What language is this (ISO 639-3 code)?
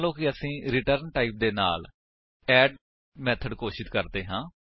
pan